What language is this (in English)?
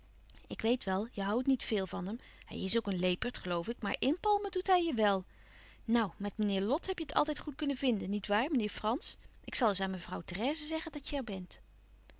Dutch